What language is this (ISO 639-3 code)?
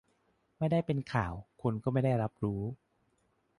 tha